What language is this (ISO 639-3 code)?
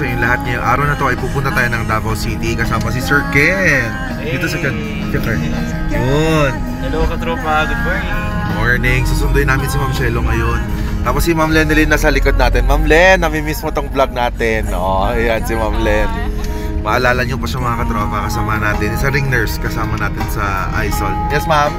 fil